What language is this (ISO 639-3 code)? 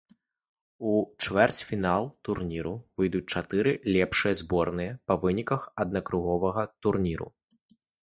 bel